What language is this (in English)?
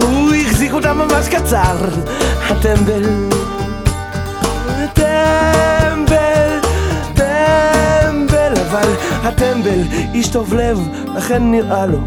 Hebrew